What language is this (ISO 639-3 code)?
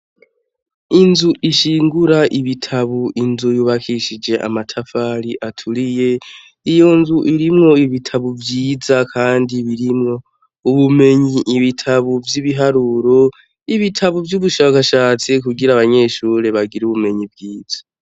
run